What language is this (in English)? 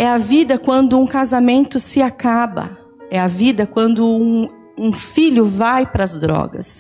Portuguese